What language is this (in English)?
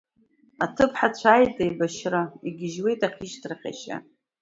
Abkhazian